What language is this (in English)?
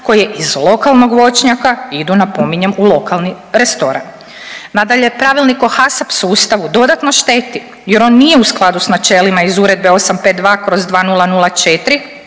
Croatian